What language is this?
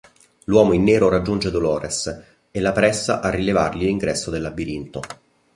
Italian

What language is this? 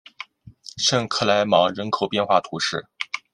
Chinese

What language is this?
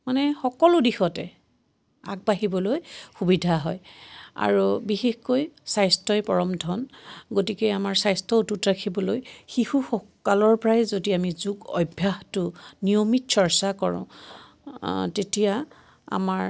Assamese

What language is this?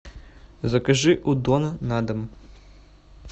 Russian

